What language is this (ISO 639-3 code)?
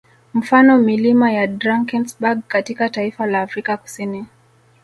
swa